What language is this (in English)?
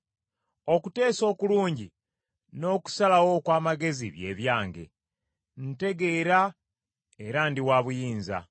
Ganda